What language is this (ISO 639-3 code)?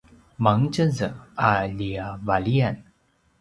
pwn